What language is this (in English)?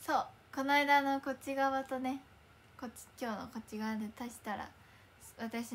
Japanese